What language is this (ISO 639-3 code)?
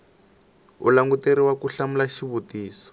tso